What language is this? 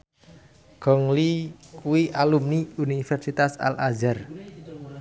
Javanese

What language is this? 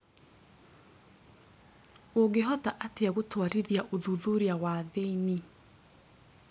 Kikuyu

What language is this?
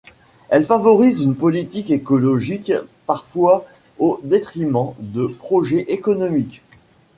French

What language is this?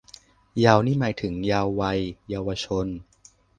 Thai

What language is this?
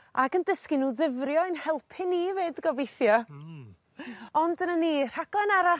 Welsh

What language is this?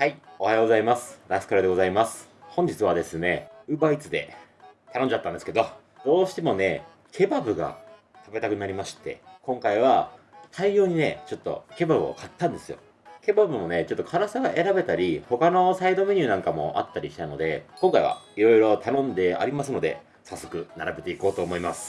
Japanese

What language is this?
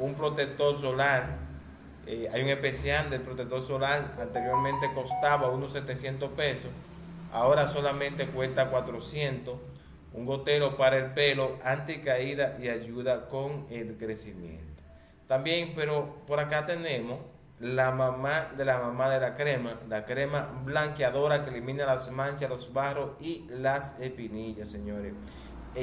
Spanish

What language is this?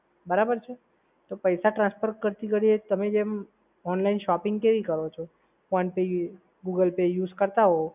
Gujarati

